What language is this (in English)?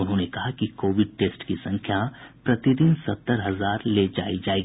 Hindi